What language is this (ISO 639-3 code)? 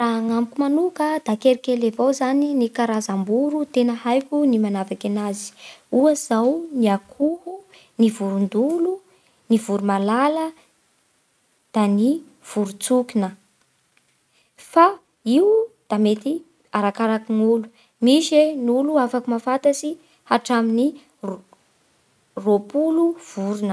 bhr